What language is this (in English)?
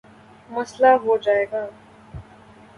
Urdu